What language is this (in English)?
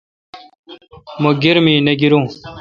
Kalkoti